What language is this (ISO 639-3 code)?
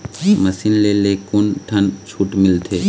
hne